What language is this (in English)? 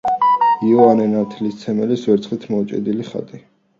Georgian